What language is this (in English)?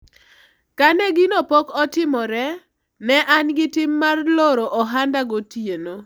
Luo (Kenya and Tanzania)